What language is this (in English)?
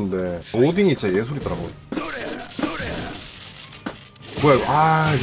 Korean